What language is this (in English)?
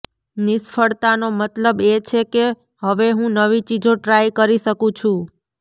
Gujarati